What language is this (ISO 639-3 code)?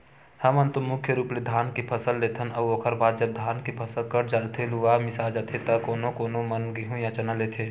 hne